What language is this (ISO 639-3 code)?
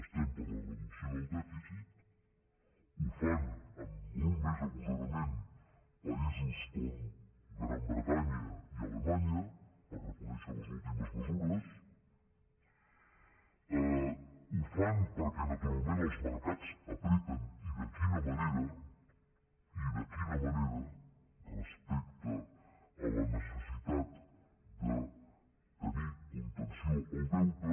cat